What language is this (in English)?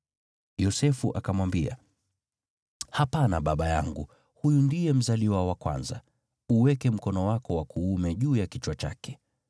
Swahili